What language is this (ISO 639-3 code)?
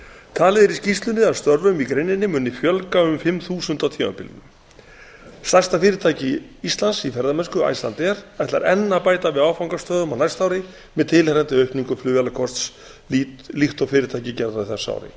isl